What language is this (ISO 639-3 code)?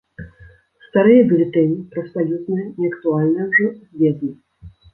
bel